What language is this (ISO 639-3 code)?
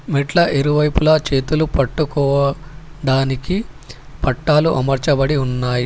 tel